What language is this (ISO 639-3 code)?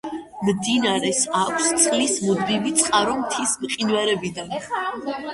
kat